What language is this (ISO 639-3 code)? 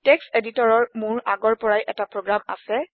asm